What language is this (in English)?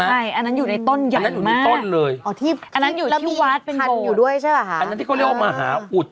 Thai